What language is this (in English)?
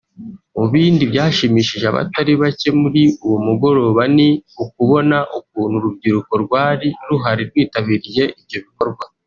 Kinyarwanda